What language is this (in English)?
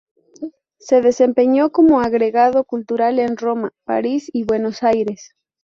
Spanish